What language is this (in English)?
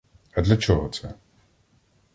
Ukrainian